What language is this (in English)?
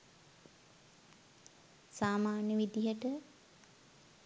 Sinhala